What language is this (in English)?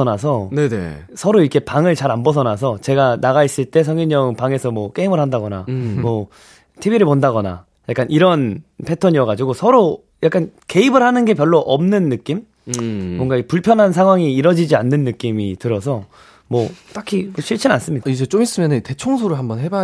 Korean